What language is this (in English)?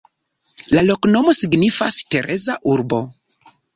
Esperanto